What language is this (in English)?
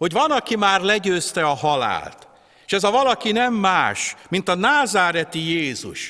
Hungarian